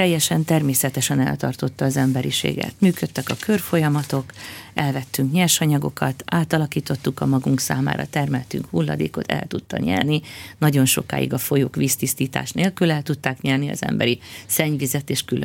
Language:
Hungarian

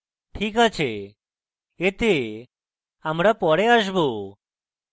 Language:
Bangla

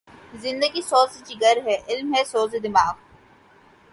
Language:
Urdu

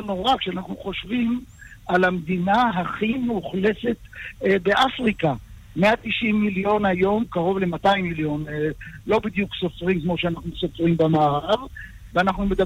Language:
Hebrew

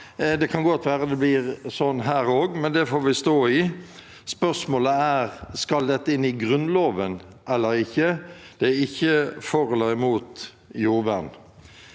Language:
Norwegian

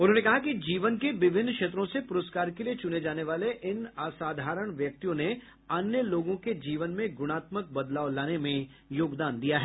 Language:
Hindi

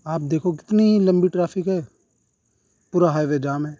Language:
Urdu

